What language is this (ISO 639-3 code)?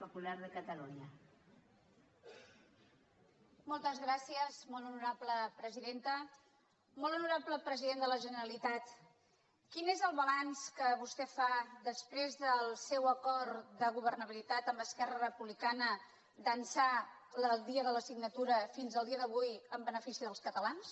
cat